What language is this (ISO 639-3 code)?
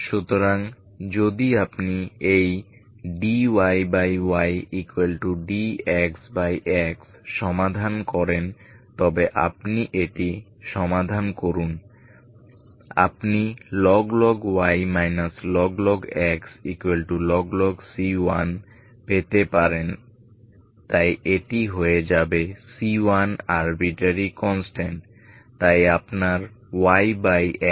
ben